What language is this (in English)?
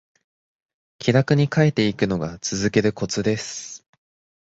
Japanese